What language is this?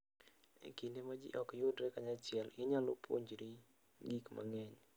Luo (Kenya and Tanzania)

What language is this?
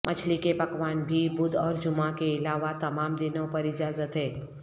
Urdu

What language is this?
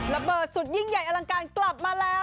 Thai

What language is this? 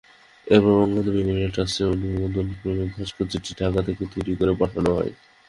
Bangla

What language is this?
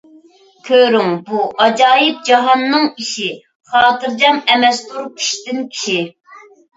Uyghur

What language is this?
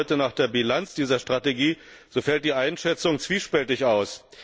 German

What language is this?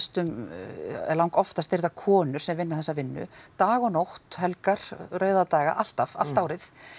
Icelandic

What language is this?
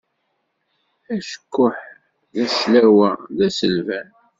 Kabyle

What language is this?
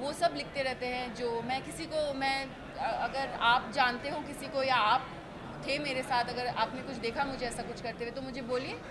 Hindi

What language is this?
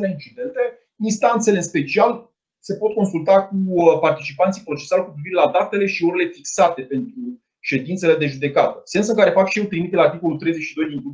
Romanian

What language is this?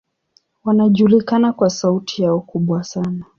Swahili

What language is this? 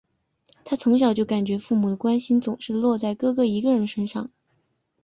Chinese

